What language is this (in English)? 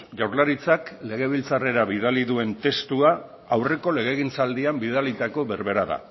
Basque